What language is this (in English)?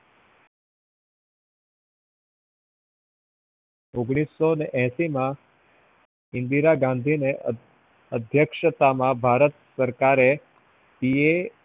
Gujarati